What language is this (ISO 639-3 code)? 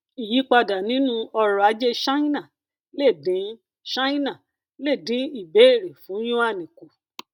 yor